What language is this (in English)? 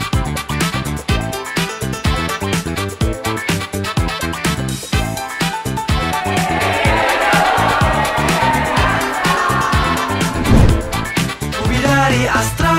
Indonesian